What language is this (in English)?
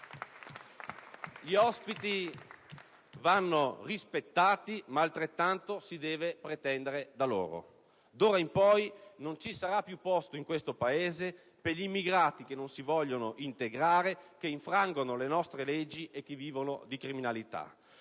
Italian